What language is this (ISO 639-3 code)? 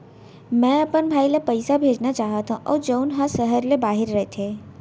hne